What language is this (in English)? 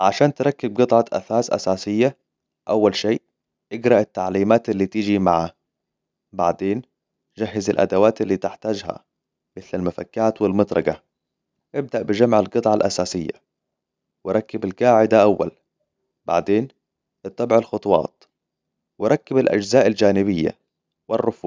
Hijazi Arabic